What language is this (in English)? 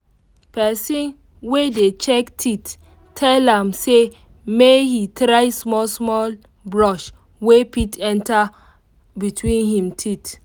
Nigerian Pidgin